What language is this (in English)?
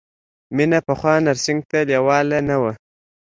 Pashto